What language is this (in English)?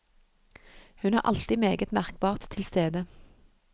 Norwegian